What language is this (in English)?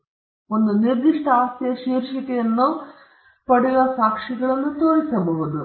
Kannada